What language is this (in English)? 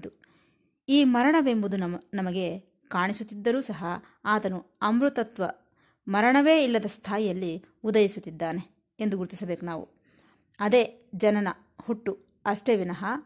Kannada